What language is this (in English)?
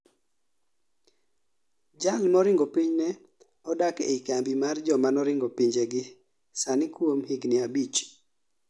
Luo (Kenya and Tanzania)